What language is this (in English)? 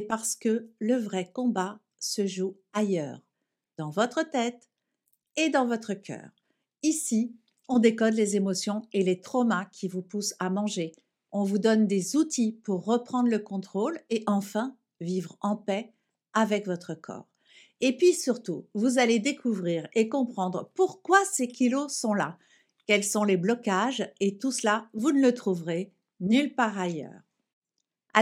French